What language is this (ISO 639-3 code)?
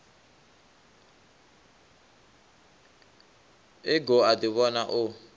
ven